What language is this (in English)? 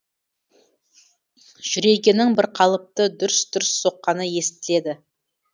Kazakh